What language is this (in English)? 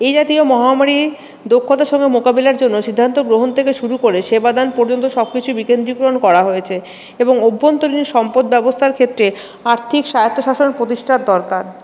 Bangla